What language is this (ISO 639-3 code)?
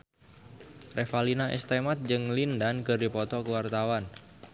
sun